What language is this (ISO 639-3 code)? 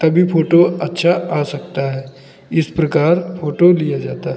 hin